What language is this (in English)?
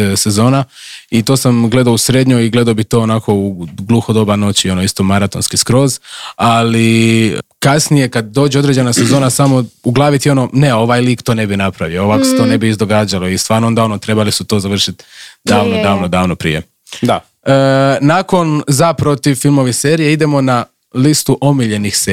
Croatian